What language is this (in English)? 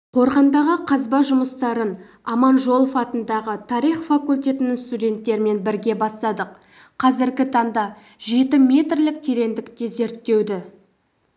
Kazakh